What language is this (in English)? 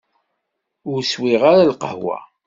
Kabyle